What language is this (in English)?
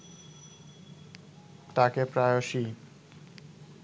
Bangla